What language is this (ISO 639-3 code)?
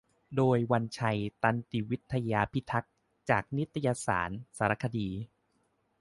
tha